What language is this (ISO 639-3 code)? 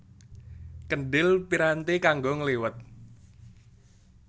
jav